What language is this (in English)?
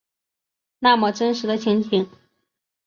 Chinese